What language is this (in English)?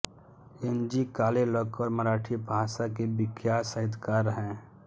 Hindi